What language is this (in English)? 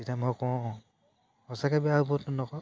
Assamese